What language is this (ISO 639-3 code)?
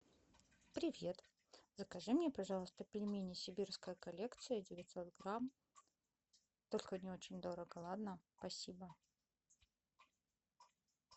rus